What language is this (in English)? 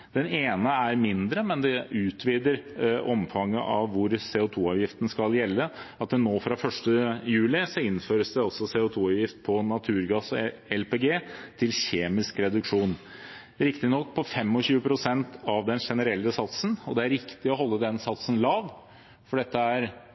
Norwegian Bokmål